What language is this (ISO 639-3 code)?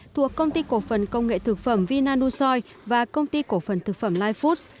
vie